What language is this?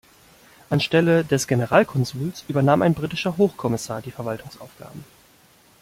German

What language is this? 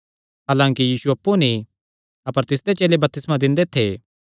Kangri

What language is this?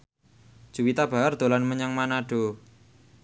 Javanese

